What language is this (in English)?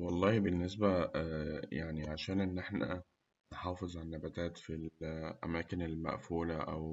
Egyptian Arabic